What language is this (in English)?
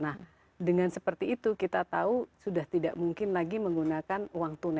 Indonesian